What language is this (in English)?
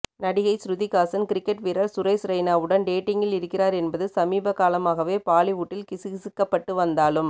Tamil